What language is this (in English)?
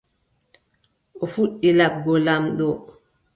Adamawa Fulfulde